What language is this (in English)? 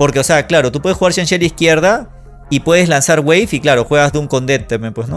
Spanish